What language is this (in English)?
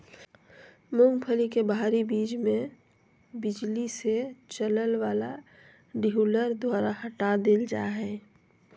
Magahi